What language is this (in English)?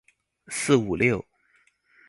Chinese